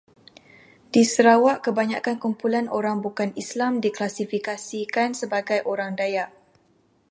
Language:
Malay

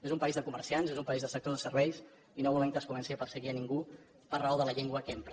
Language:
Catalan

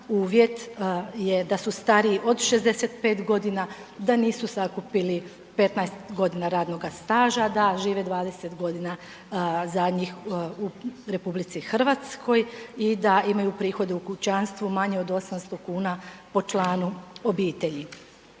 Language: Croatian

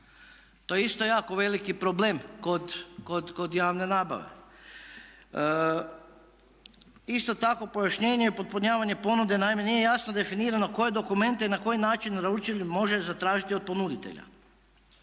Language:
Croatian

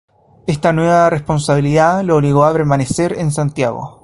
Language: Spanish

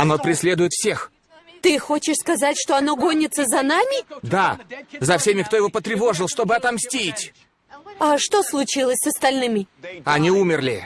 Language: Russian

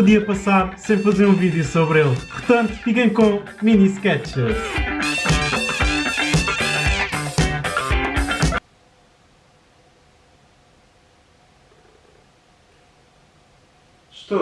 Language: Portuguese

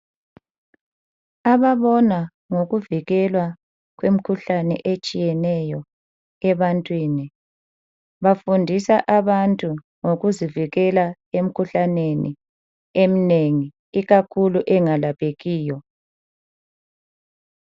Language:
North Ndebele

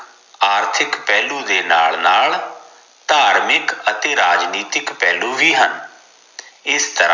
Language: Punjabi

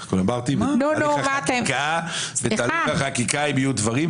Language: Hebrew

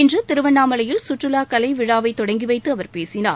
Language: Tamil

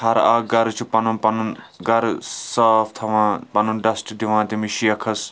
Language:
Kashmiri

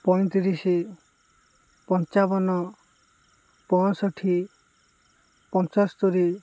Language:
Odia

